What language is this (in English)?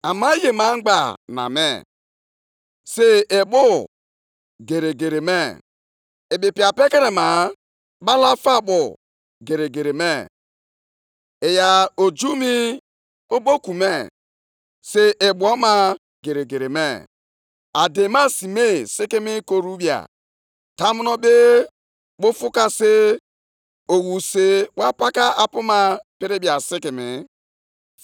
Igbo